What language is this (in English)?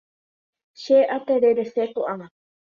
Guarani